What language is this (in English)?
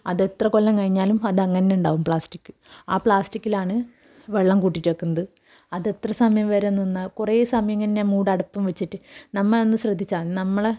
Malayalam